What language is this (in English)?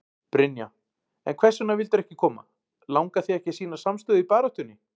Icelandic